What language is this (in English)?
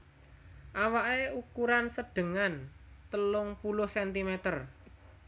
Javanese